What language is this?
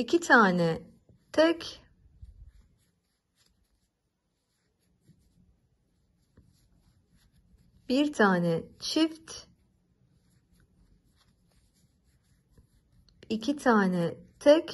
Turkish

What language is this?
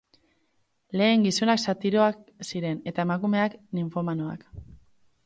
Basque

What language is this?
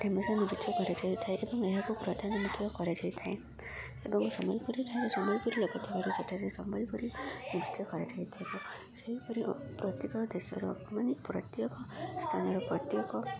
Odia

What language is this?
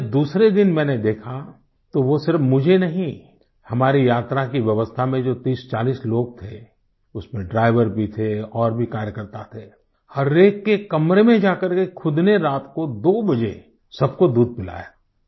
Hindi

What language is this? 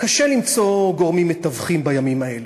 Hebrew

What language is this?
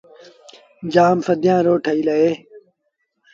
Sindhi Bhil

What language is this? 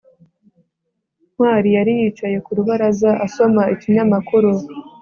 Kinyarwanda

